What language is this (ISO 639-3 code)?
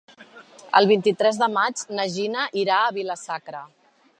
cat